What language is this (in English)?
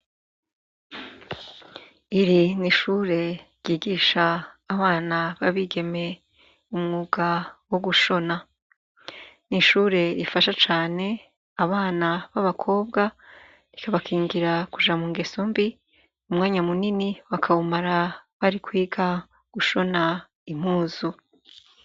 Rundi